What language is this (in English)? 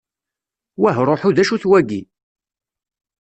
Kabyle